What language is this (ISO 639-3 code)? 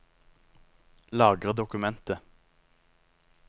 nor